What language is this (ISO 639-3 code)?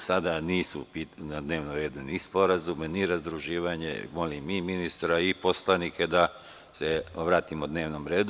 srp